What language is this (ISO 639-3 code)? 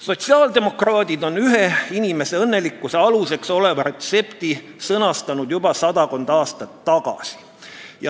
est